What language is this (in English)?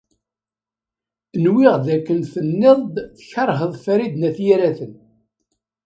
Kabyle